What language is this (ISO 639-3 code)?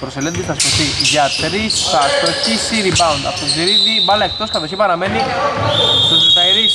ell